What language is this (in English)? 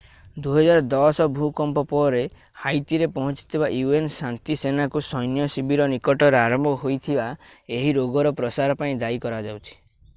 Odia